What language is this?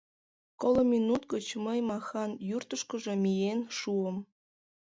Mari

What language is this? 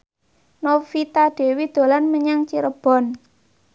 Javanese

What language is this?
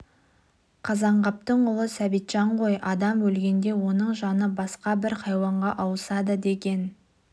Kazakh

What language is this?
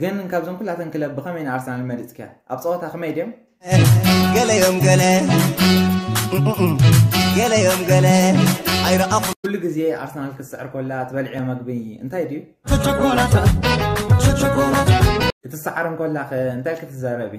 Arabic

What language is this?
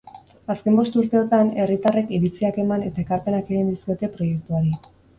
Basque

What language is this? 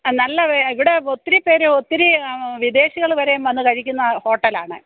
Malayalam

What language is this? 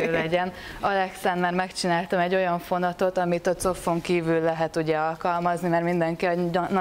Hungarian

